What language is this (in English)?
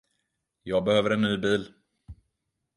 Swedish